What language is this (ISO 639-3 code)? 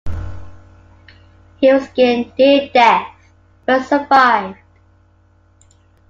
eng